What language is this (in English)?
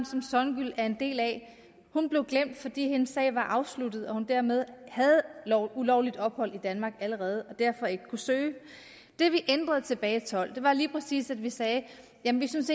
Danish